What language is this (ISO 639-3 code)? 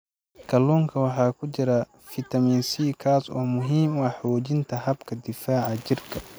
som